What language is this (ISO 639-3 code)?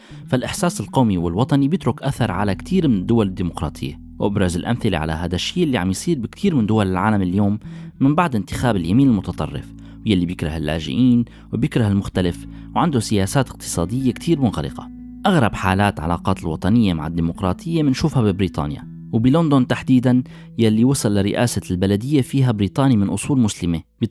ara